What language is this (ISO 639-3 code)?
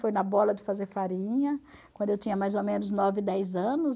por